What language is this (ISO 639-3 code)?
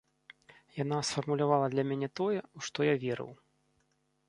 bel